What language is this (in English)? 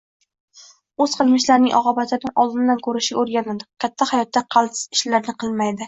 Uzbek